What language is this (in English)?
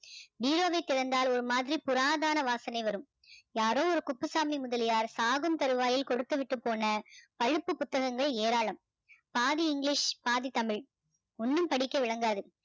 Tamil